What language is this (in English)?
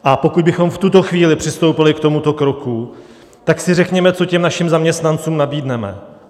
Czech